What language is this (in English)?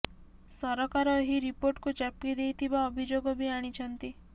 Odia